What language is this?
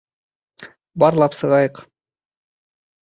Bashkir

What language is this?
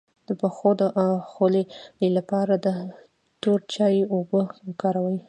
Pashto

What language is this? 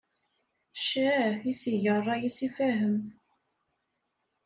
Kabyle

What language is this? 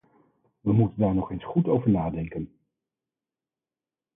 Dutch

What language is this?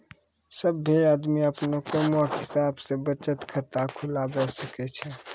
Maithili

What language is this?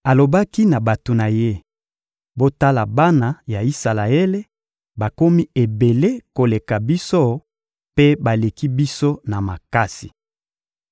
Lingala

